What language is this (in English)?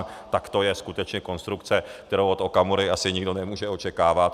Czech